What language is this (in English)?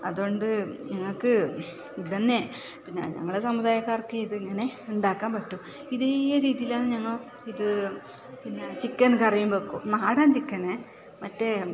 Malayalam